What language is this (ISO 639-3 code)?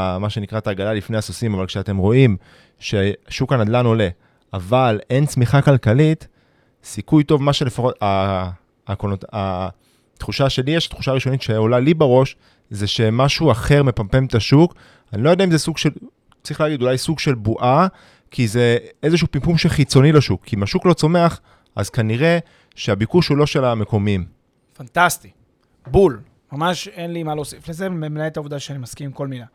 heb